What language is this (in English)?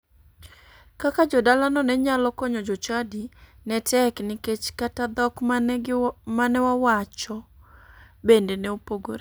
Luo (Kenya and Tanzania)